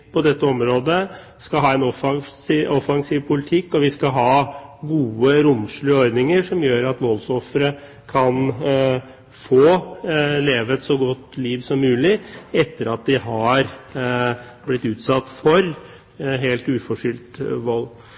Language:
Norwegian Bokmål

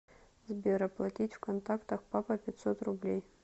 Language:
Russian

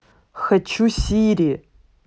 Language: Russian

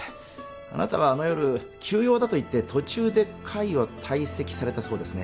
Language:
Japanese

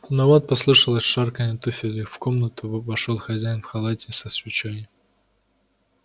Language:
Russian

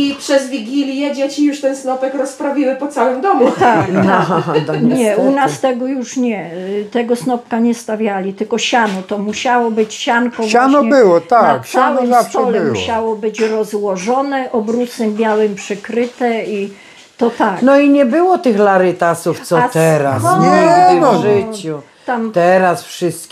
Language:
Polish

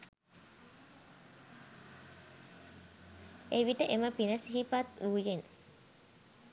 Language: Sinhala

